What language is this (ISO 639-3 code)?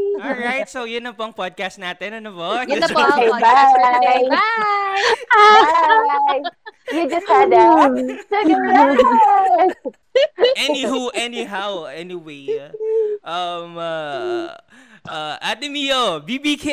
fil